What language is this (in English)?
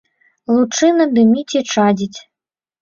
Belarusian